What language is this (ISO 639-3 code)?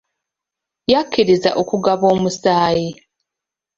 lug